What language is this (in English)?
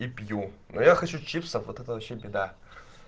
Russian